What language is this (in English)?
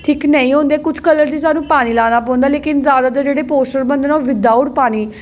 Dogri